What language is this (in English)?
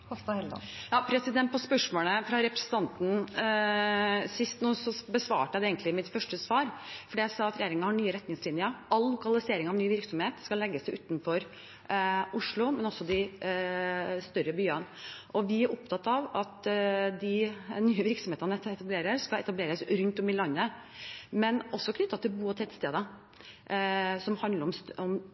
Norwegian Bokmål